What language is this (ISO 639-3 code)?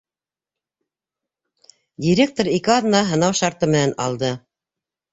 bak